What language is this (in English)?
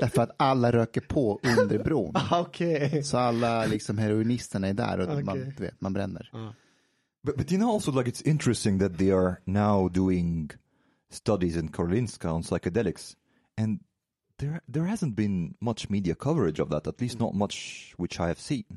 Swedish